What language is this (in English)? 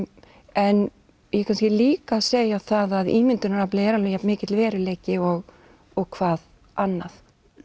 Icelandic